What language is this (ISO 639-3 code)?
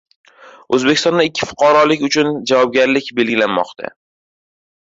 uzb